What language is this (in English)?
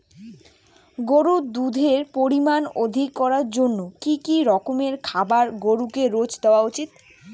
Bangla